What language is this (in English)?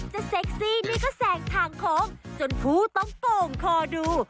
Thai